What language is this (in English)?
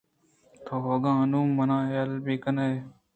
Eastern Balochi